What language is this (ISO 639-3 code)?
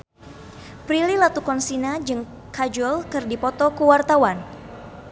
sun